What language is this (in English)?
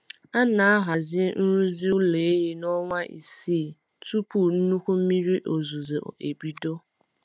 Igbo